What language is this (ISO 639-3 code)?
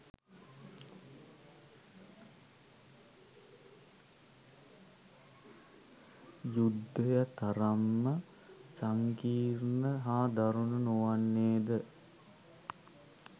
sin